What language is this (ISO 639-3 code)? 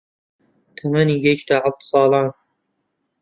ckb